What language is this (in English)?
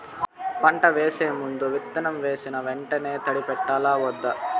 Telugu